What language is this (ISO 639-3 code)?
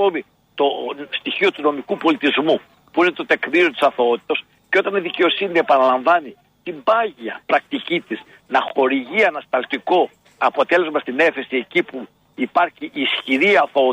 ell